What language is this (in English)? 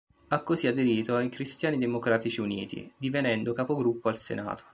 Italian